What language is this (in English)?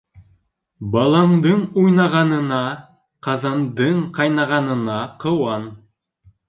Bashkir